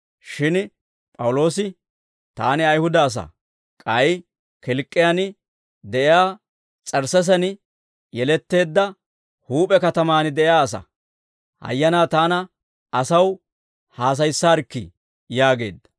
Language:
Dawro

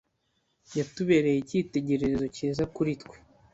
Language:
Kinyarwanda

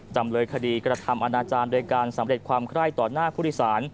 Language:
Thai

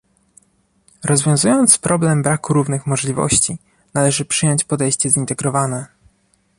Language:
Polish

